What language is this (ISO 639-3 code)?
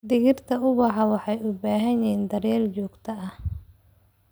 som